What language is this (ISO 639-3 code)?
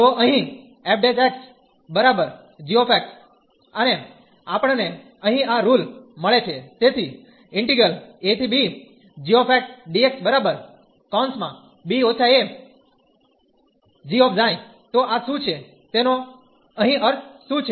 guj